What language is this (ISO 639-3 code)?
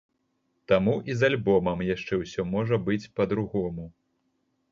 bel